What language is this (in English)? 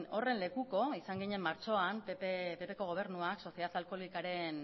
Basque